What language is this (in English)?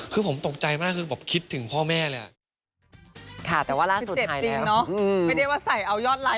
Thai